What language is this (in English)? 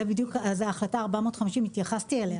Hebrew